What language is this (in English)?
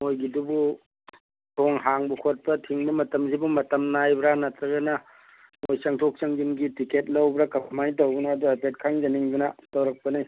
Manipuri